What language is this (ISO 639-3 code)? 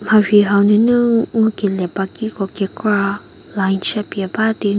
njm